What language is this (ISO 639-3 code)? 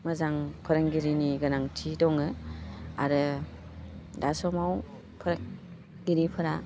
brx